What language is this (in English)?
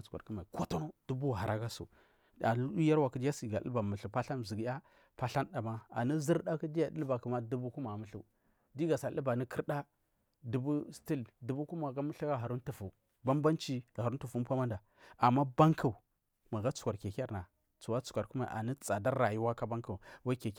Marghi South